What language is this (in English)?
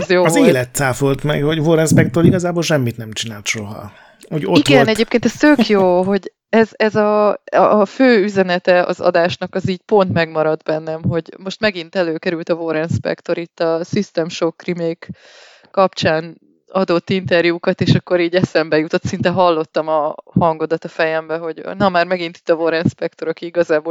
Hungarian